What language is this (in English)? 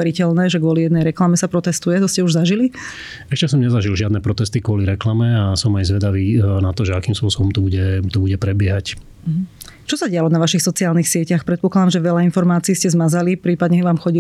Slovak